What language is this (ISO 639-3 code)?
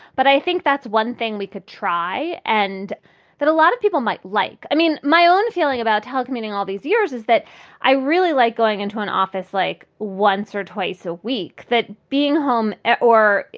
eng